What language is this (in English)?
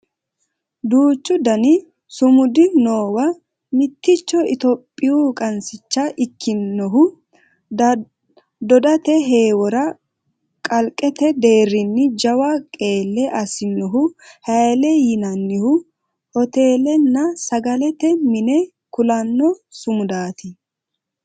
Sidamo